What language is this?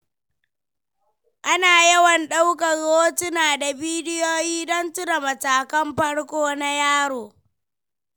Hausa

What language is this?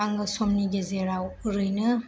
Bodo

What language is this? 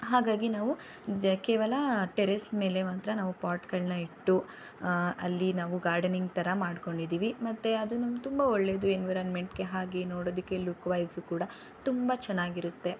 Kannada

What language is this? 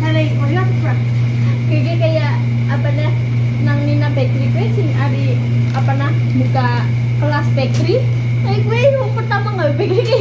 Indonesian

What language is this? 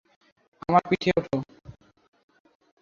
Bangla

